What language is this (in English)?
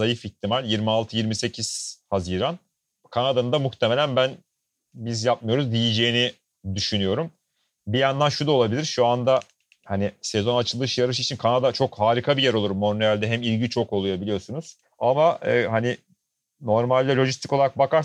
Turkish